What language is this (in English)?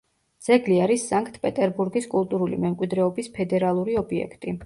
Georgian